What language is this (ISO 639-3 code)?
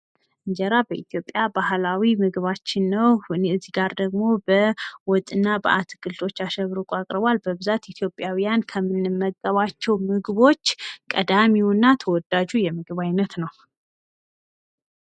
amh